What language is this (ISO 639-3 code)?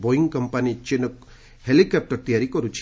ori